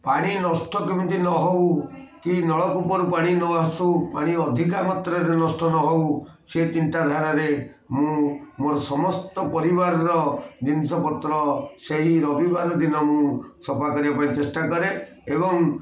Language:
Odia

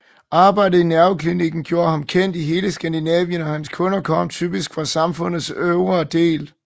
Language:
Danish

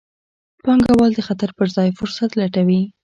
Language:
Pashto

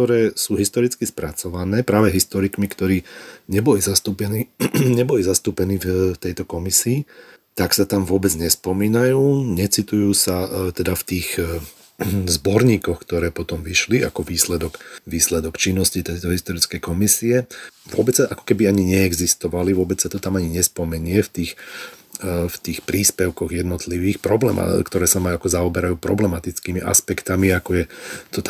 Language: Slovak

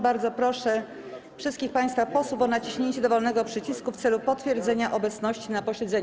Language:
Polish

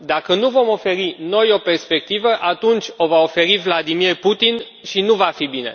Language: Romanian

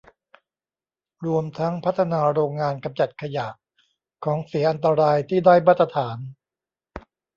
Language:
Thai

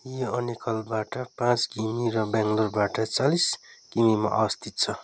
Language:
Nepali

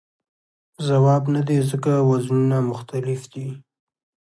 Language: Pashto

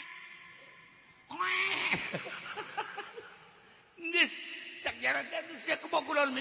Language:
Indonesian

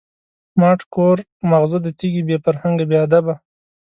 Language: Pashto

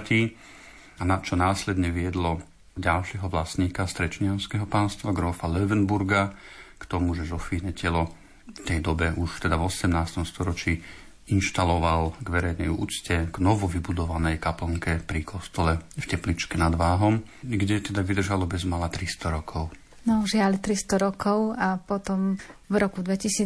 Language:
Slovak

